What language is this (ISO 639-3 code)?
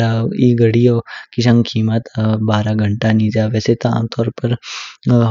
kfk